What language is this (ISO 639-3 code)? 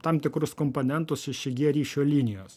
lit